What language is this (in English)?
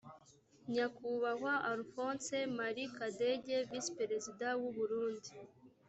Kinyarwanda